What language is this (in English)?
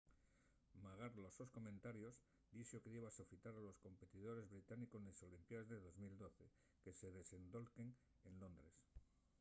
Asturian